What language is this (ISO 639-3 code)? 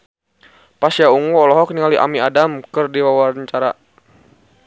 sun